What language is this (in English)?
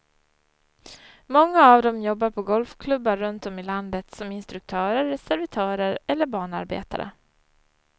Swedish